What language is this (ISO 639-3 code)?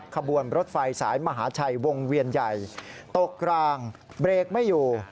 tha